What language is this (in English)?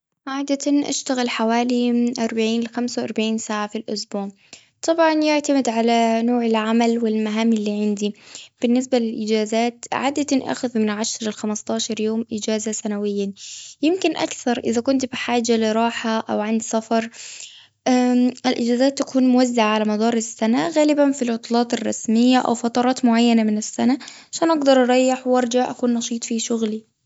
Gulf Arabic